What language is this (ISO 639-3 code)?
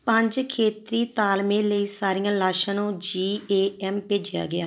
pan